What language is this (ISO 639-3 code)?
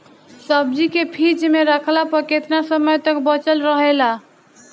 bho